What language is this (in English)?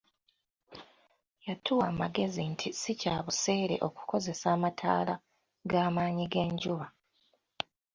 Ganda